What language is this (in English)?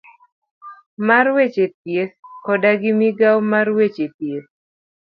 Luo (Kenya and Tanzania)